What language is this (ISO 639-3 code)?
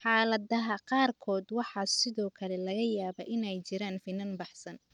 som